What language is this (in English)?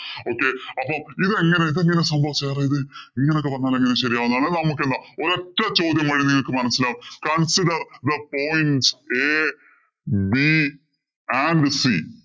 Malayalam